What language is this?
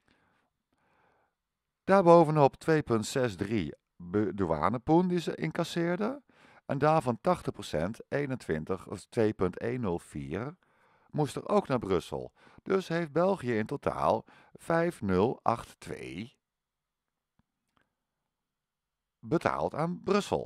Dutch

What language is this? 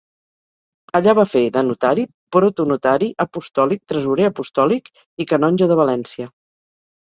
Catalan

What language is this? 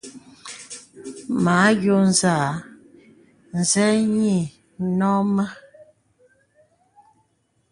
Bebele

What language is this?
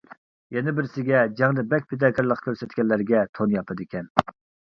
Uyghur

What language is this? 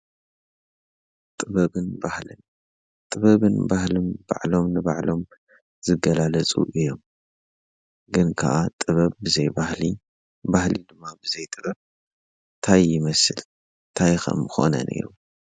Tigrinya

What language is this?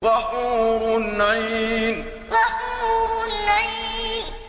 Arabic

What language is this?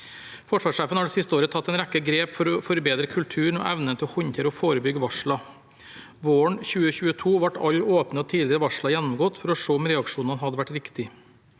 Norwegian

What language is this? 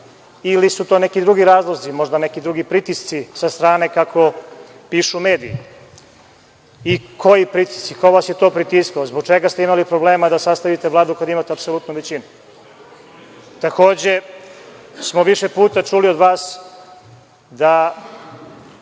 Serbian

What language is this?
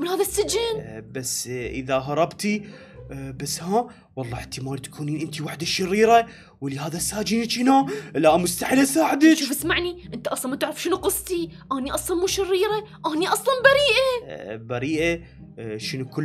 Arabic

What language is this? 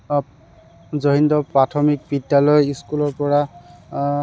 Assamese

